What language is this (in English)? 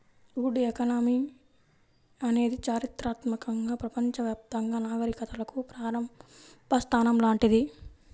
Telugu